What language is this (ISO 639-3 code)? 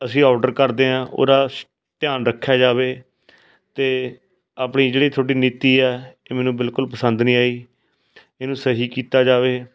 pan